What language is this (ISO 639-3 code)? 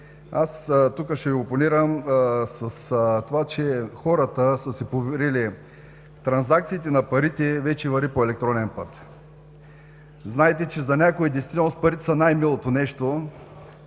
bul